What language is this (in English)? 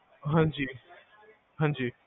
Punjabi